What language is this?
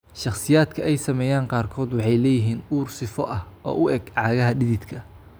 Somali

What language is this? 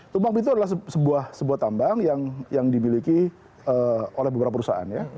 Indonesian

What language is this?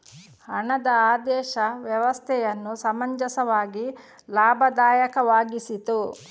Kannada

